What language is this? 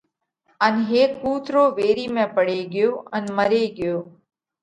Parkari Koli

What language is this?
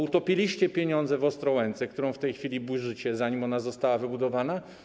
Polish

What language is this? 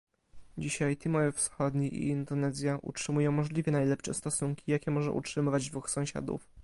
Polish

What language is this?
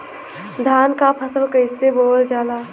Bhojpuri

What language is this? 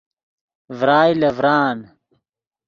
Yidgha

